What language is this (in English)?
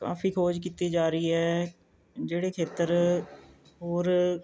Punjabi